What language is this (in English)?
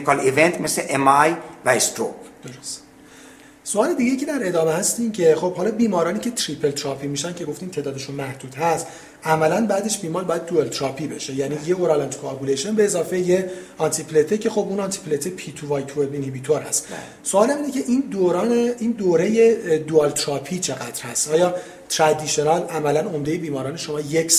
Persian